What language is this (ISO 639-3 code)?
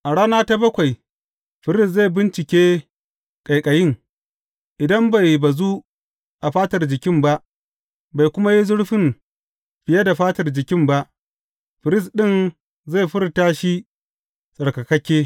hau